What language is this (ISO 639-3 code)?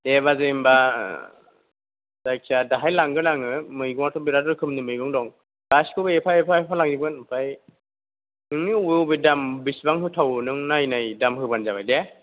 brx